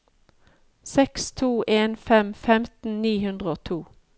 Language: Norwegian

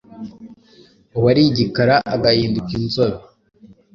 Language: Kinyarwanda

